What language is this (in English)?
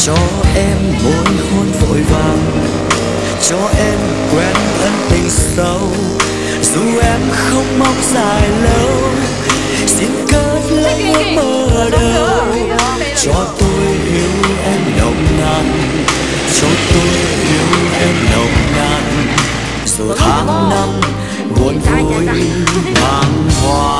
Vietnamese